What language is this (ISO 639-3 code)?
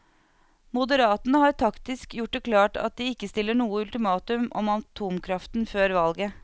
nor